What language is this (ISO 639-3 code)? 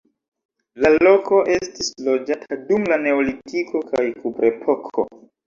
epo